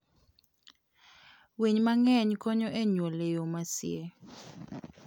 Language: Luo (Kenya and Tanzania)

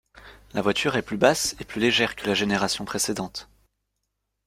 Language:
French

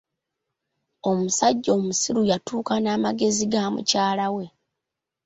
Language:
Ganda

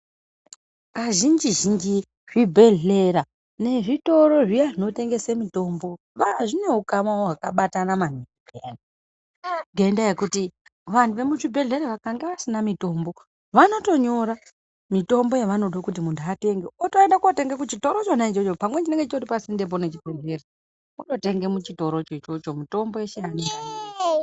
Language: Ndau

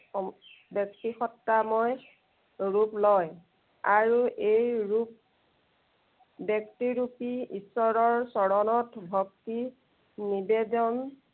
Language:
Assamese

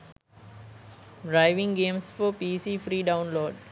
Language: Sinhala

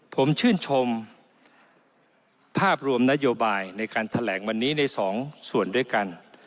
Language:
Thai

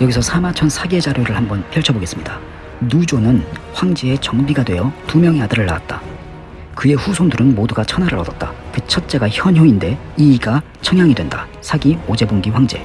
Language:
Korean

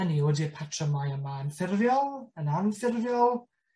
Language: Welsh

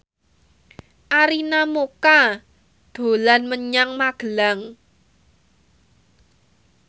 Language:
Javanese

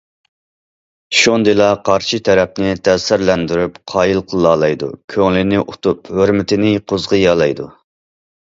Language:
Uyghur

